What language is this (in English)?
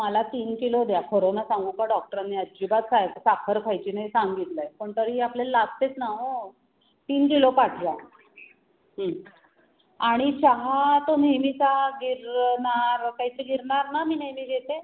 Marathi